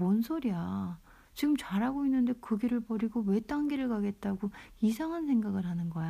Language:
Korean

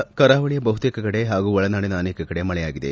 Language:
Kannada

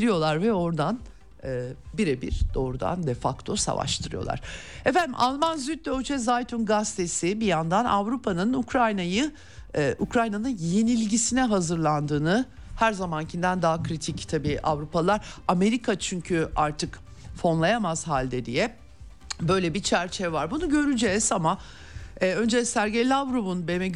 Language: Turkish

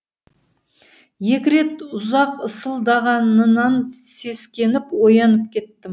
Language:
Kazakh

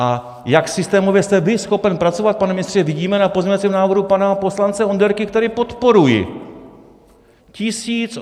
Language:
Czech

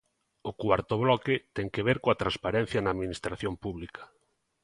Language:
Galician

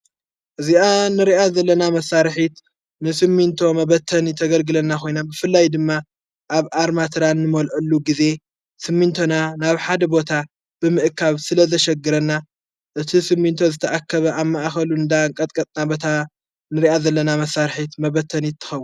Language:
Tigrinya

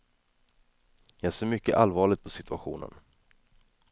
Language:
Swedish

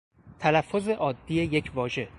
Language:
Persian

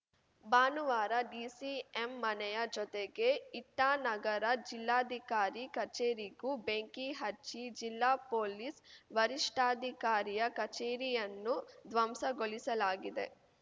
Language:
Kannada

